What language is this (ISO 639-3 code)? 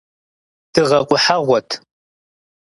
kbd